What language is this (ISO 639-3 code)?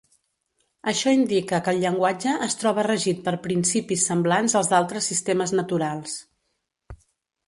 cat